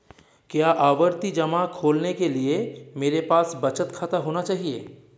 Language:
Hindi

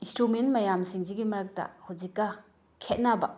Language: Manipuri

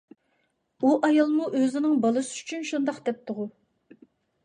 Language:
Uyghur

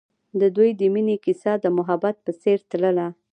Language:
Pashto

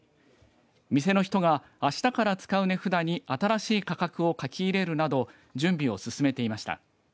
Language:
Japanese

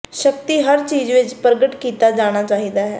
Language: Punjabi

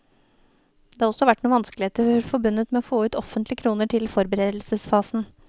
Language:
Norwegian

